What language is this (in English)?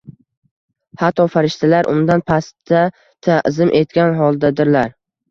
Uzbek